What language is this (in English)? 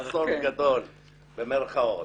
Hebrew